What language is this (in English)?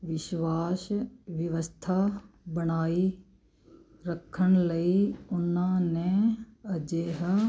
Punjabi